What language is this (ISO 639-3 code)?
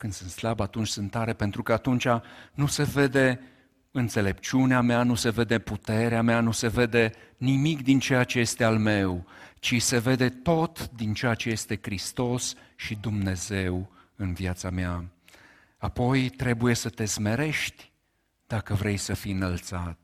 ron